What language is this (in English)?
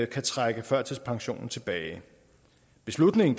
Danish